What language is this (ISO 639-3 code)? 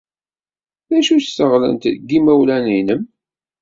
kab